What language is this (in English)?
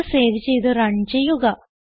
Malayalam